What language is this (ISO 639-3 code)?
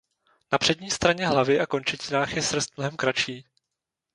ces